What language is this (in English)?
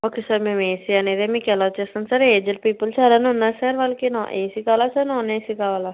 Telugu